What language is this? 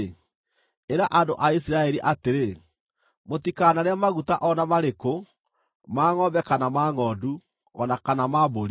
Kikuyu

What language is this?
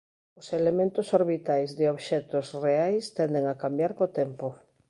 Galician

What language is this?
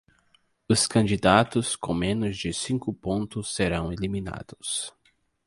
Portuguese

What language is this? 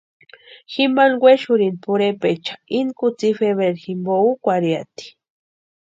Western Highland Purepecha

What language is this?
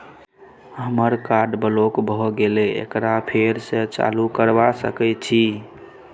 Maithili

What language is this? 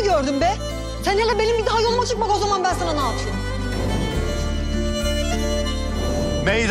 Turkish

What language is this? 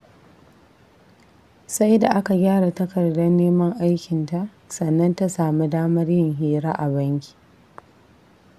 Hausa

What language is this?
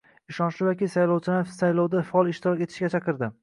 Uzbek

